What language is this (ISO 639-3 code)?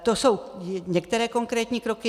ces